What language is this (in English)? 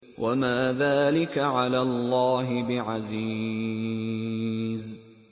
Arabic